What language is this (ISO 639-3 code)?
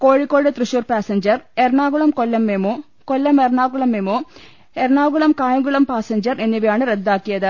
mal